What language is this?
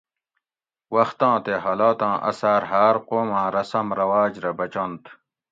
Gawri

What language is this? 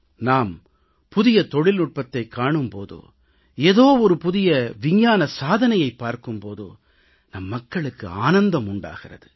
Tamil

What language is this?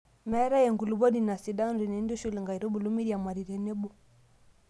Masai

